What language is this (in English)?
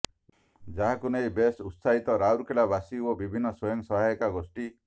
Odia